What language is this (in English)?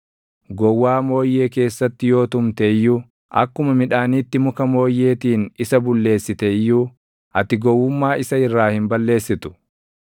Oromo